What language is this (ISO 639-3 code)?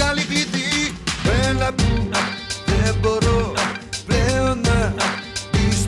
ell